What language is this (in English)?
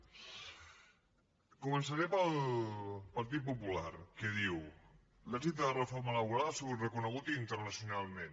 Catalan